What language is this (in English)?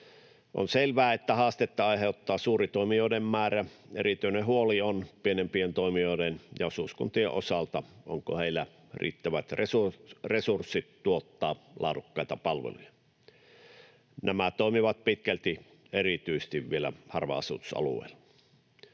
Finnish